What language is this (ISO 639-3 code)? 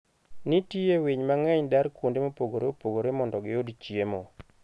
luo